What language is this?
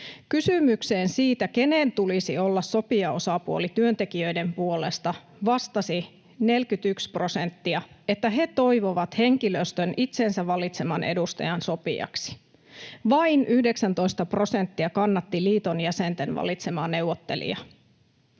Finnish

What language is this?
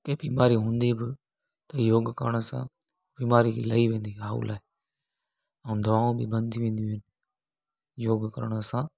Sindhi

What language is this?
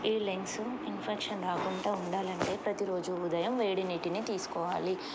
Telugu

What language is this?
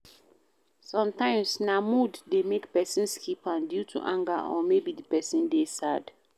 Nigerian Pidgin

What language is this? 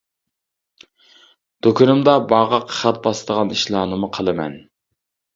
Uyghur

